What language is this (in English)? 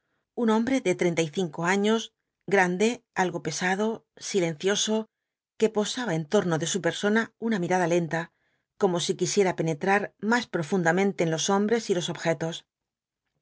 Spanish